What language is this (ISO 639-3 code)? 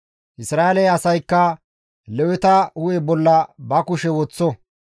gmv